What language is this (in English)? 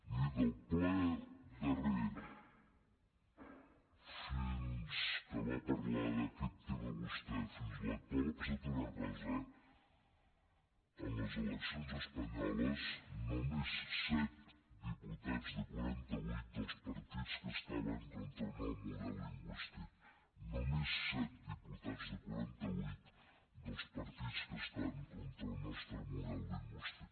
Catalan